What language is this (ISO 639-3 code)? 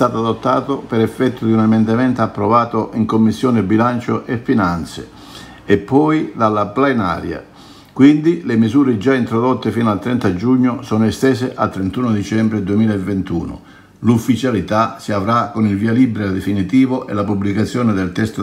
ita